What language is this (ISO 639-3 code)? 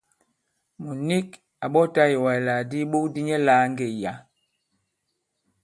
abb